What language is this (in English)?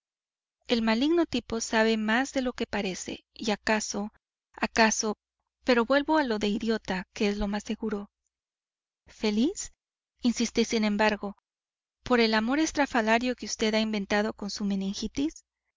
Spanish